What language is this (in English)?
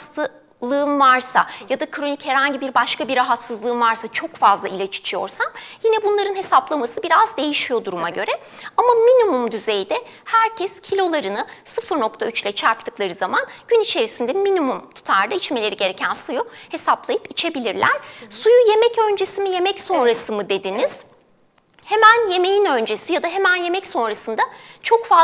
Turkish